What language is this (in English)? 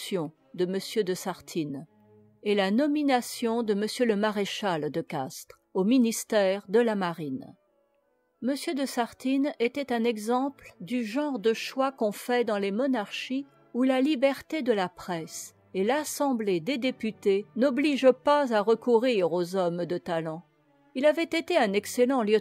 French